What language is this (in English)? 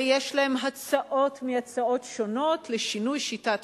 Hebrew